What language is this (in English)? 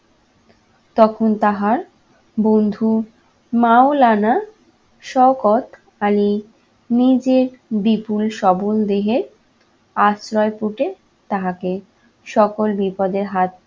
Bangla